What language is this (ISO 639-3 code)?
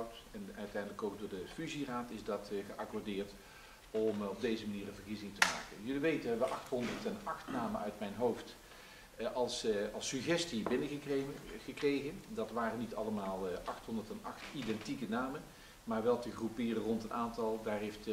nld